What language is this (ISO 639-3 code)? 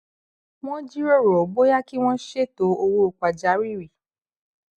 yor